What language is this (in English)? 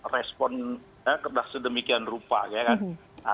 Indonesian